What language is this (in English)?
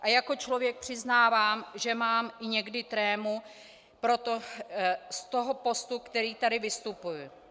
Czech